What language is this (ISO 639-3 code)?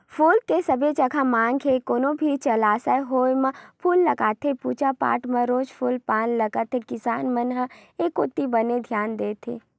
hne